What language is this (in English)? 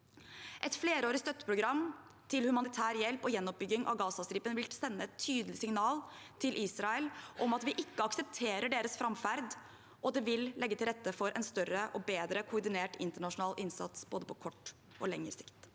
Norwegian